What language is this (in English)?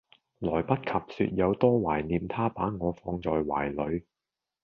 Cantonese